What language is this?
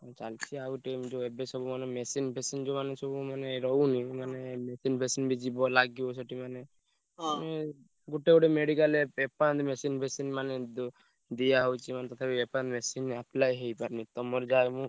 Odia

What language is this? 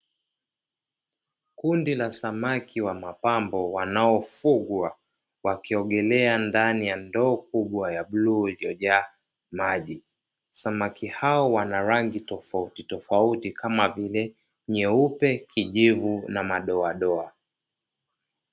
Swahili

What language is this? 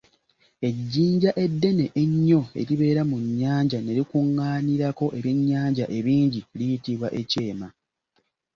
Ganda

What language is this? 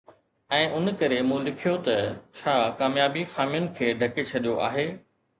Sindhi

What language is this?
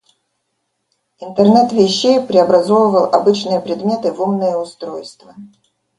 Russian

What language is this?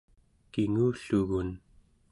Central Yupik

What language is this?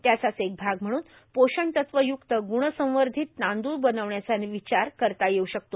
Marathi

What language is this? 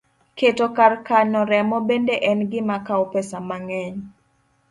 Luo (Kenya and Tanzania)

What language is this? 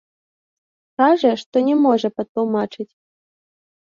Belarusian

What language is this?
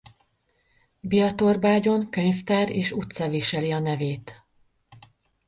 Hungarian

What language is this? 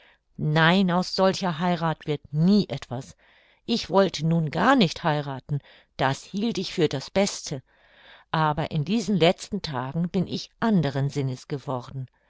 German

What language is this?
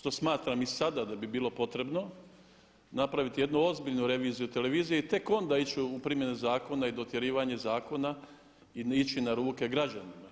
Croatian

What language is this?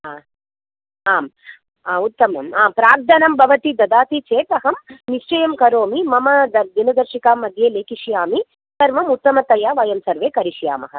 Sanskrit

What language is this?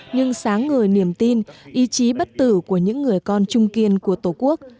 Vietnamese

